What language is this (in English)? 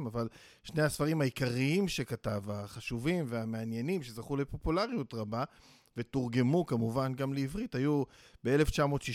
Hebrew